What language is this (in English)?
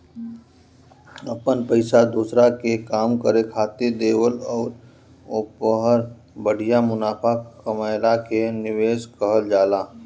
Bhojpuri